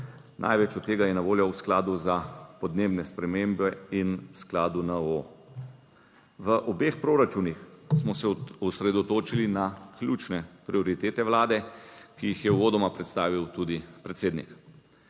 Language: Slovenian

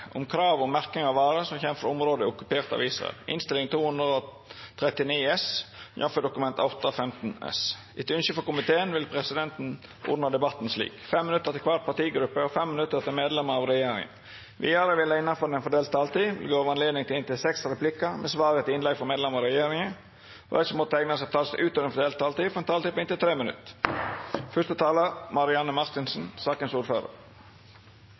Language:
Norwegian Nynorsk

